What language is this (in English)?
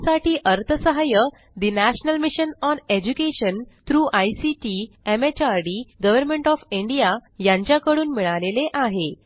Marathi